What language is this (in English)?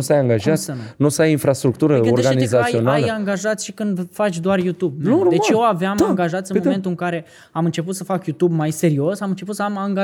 Romanian